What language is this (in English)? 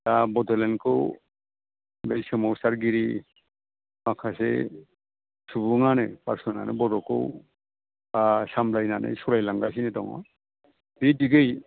Bodo